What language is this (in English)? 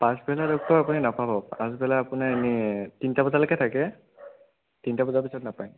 Assamese